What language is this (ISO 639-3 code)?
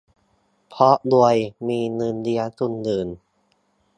tha